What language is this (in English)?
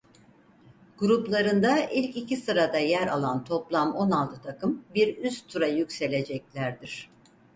Turkish